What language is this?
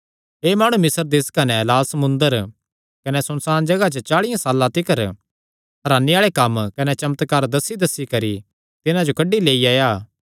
Kangri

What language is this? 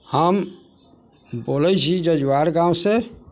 Maithili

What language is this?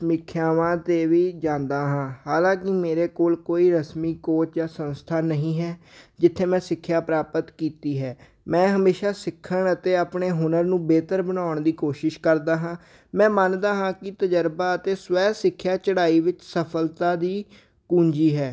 Punjabi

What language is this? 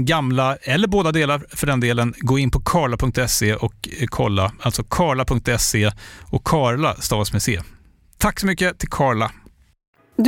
Swedish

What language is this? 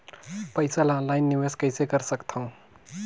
Chhattisgarhi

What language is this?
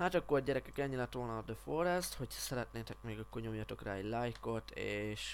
Hungarian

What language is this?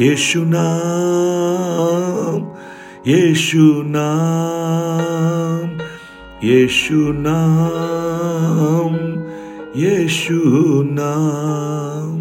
Hindi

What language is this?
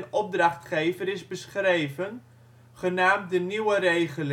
Dutch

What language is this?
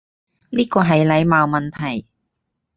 Cantonese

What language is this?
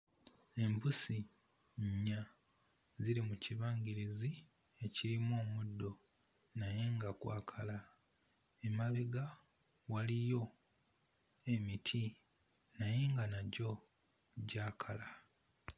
Ganda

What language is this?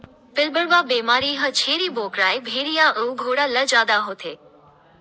Chhattisgarhi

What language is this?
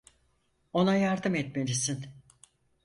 Turkish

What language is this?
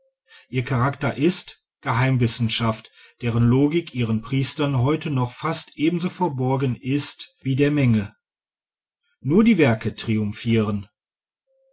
German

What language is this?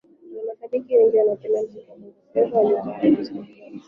Swahili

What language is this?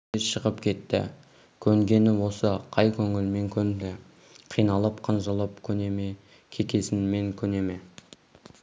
Kazakh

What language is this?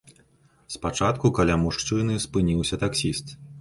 Belarusian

